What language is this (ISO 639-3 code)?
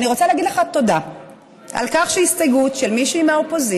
heb